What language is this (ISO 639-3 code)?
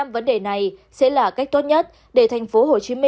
vie